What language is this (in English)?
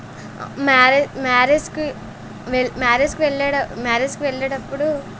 Telugu